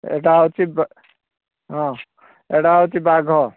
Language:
Odia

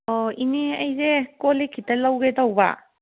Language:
Manipuri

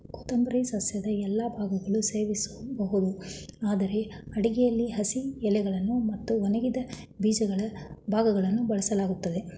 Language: Kannada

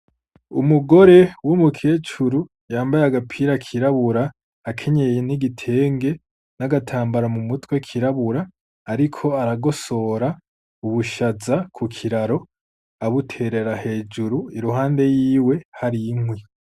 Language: Rundi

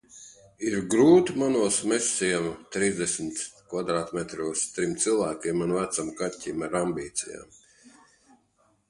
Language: Latvian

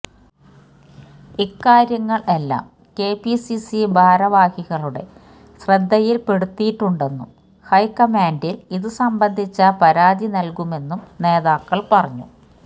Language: Malayalam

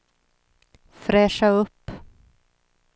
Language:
Swedish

